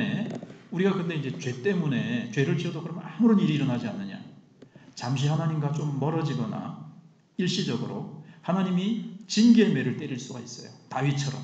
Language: Korean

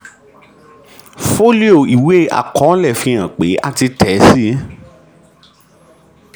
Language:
Yoruba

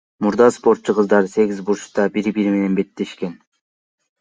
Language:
Kyrgyz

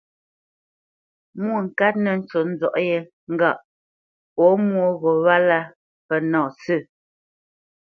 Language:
Bamenyam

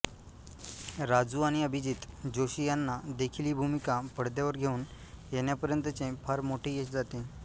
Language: Marathi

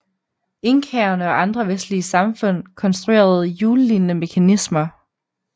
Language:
Danish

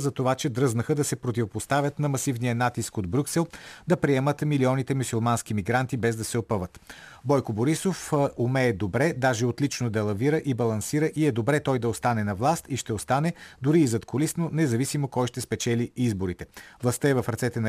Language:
Bulgarian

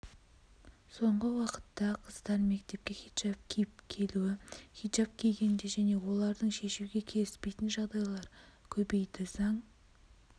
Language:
Kazakh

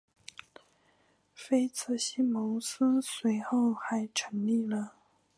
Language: Chinese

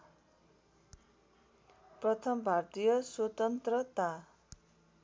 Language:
Nepali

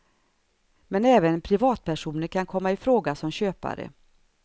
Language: Swedish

